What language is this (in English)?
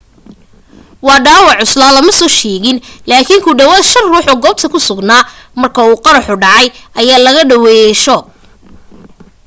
Somali